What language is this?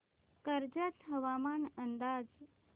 Marathi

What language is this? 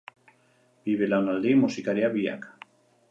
Basque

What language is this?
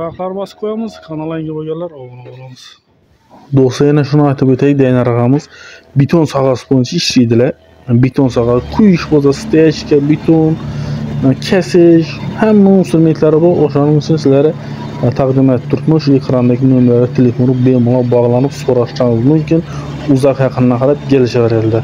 Turkish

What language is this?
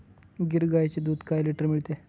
Marathi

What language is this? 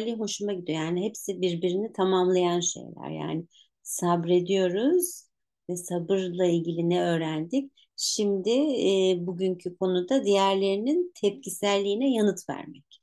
Turkish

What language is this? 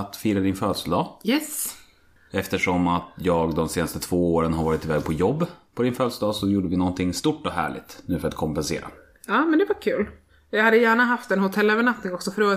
Swedish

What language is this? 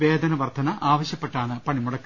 Malayalam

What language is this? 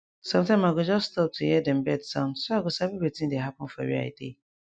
Nigerian Pidgin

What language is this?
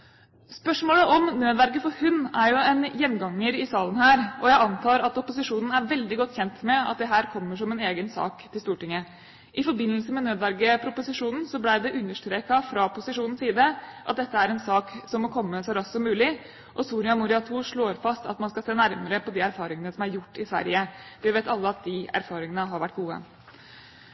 Norwegian Bokmål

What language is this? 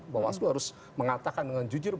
Indonesian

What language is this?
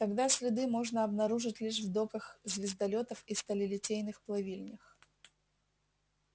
Russian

